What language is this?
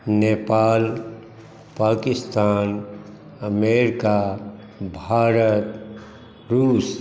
Maithili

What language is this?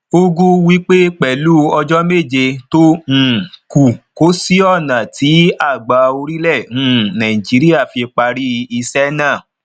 Yoruba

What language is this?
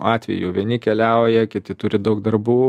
Lithuanian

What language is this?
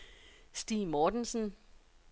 Danish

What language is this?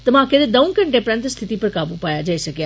Dogri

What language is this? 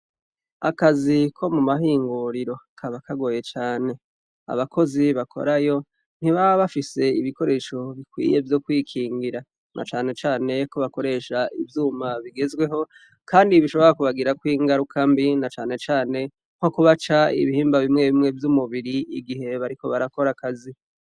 Rundi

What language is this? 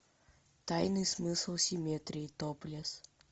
Russian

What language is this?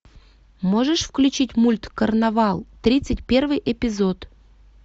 Russian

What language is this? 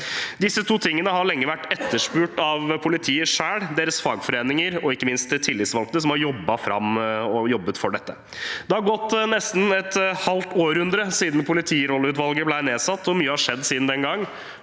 Norwegian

